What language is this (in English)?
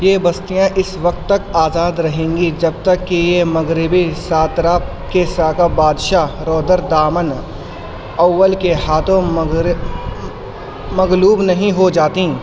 Urdu